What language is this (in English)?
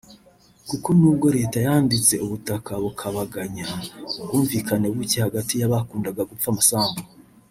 Kinyarwanda